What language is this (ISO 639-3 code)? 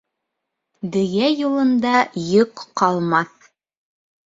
bak